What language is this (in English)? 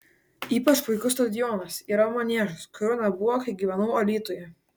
Lithuanian